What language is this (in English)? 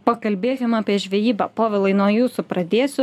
Lithuanian